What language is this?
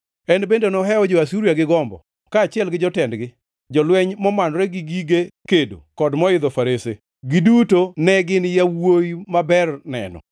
Luo (Kenya and Tanzania)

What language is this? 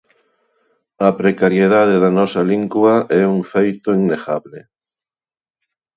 Galician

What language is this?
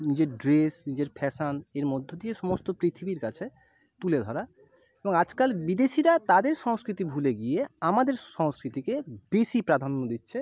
Bangla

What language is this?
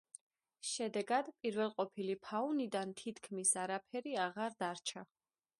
Georgian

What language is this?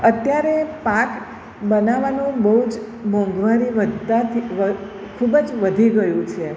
Gujarati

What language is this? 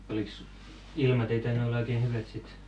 Finnish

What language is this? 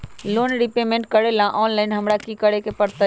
Magahi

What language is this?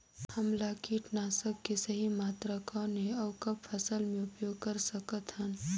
Chhattisgarhi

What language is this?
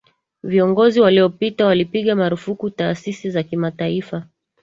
Swahili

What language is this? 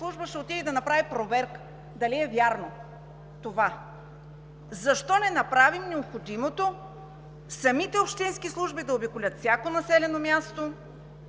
Bulgarian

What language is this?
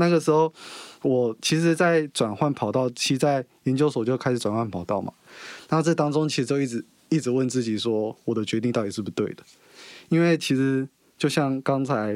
Chinese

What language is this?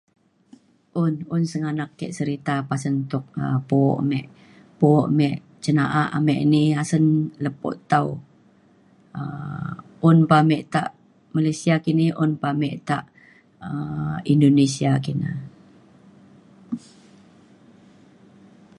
Mainstream Kenyah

